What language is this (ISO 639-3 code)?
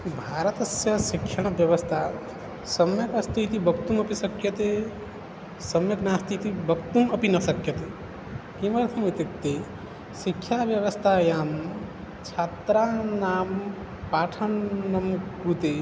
san